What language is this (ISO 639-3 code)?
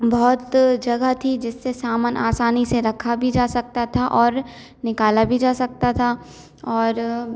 hin